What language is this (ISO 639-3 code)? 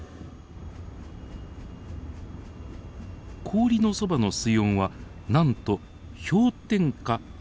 jpn